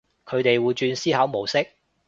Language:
Cantonese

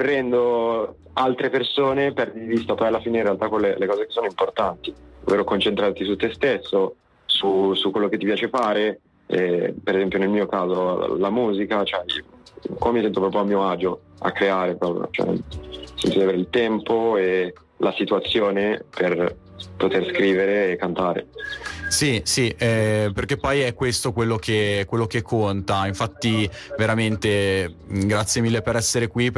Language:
Italian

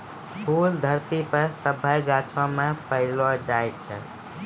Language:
Maithili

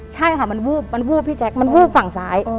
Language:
Thai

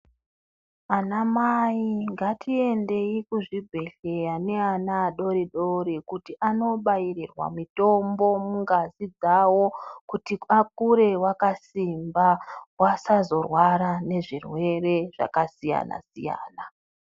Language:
Ndau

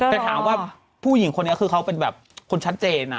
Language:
Thai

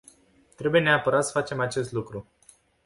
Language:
Romanian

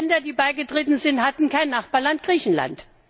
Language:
German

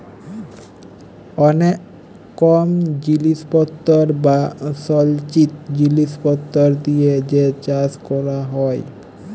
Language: Bangla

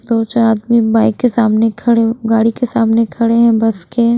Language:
Hindi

